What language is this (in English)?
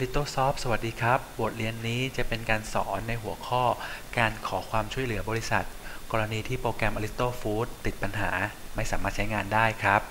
Thai